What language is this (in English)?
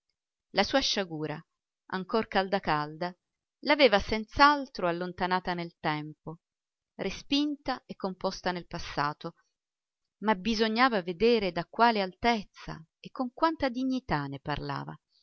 Italian